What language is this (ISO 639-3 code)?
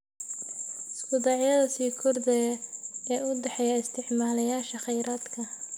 som